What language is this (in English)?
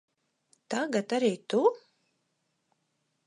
Latvian